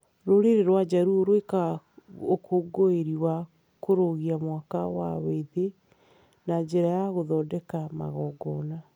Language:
Kikuyu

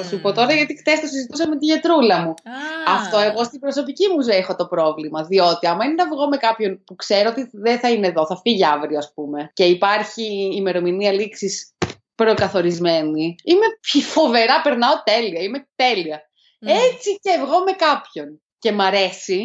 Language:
Greek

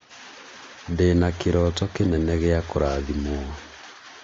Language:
Kikuyu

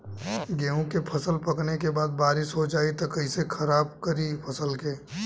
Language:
Bhojpuri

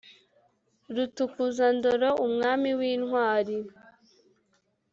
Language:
Kinyarwanda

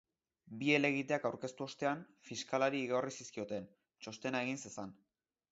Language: Basque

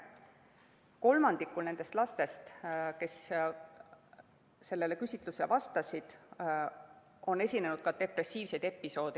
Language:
Estonian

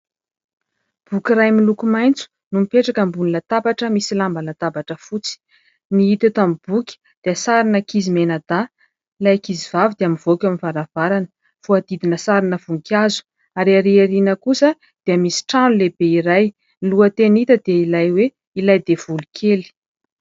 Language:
Malagasy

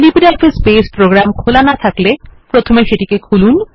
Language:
Bangla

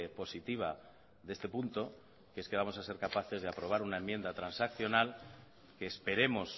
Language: Spanish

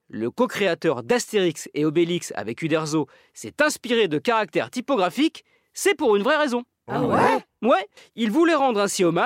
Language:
French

